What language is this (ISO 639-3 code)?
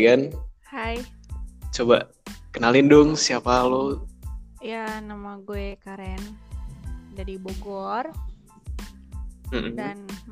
ind